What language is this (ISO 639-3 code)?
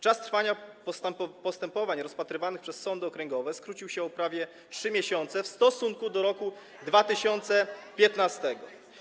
pol